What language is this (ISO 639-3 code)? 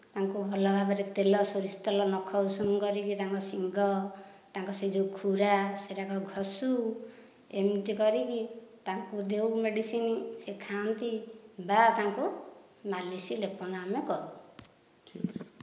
ori